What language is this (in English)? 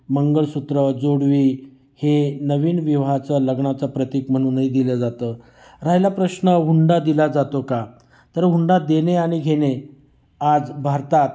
Marathi